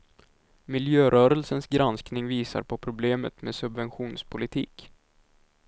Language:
Swedish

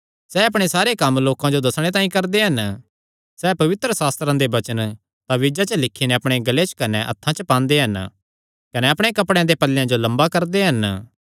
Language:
Kangri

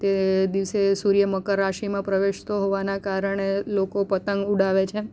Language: Gujarati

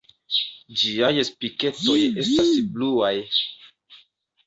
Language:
Esperanto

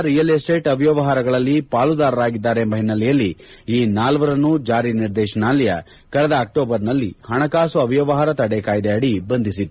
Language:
Kannada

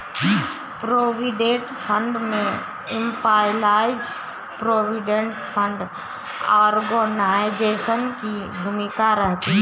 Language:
Hindi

